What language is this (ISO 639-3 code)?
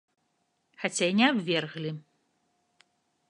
bel